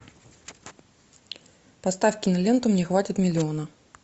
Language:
Russian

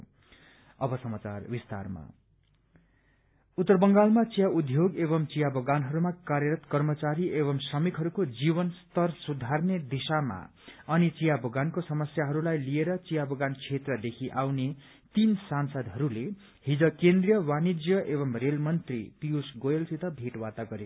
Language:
Nepali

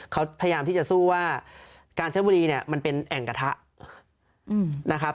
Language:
Thai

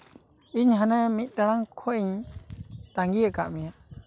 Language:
Santali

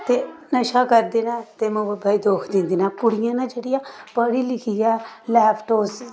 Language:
Dogri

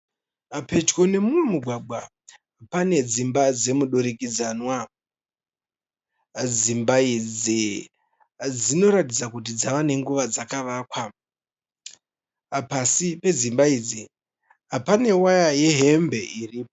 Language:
Shona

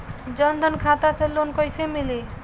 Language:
Bhojpuri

